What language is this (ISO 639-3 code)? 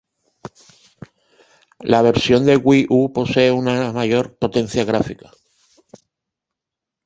spa